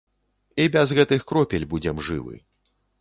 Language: Belarusian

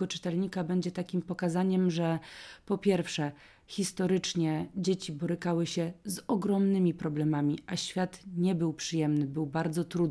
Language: Polish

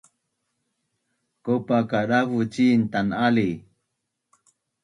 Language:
Bunun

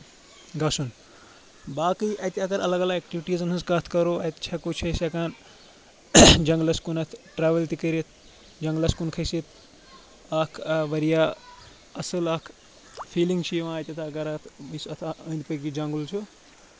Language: Kashmiri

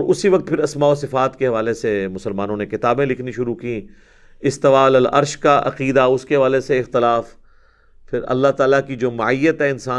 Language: Urdu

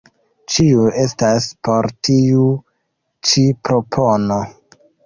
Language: Esperanto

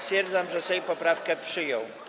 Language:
Polish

